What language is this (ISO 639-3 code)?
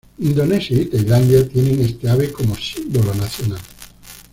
spa